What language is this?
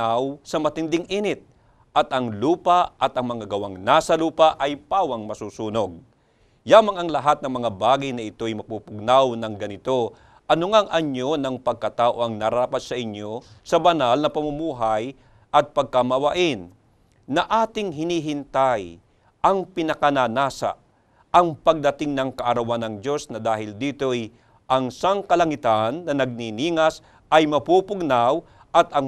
Filipino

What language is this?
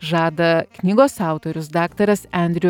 Lithuanian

